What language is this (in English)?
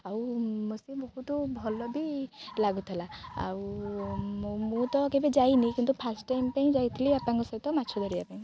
Odia